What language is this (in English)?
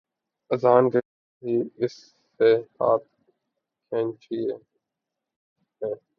Urdu